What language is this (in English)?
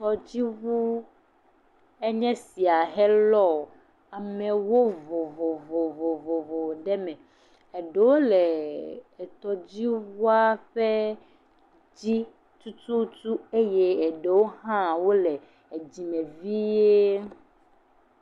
Ewe